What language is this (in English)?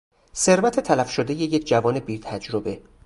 Persian